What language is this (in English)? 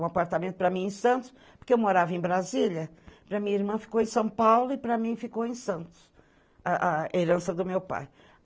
Portuguese